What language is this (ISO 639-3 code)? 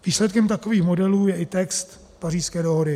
ces